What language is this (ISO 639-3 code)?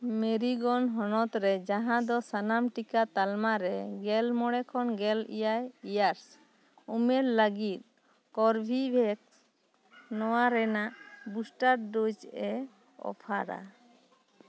sat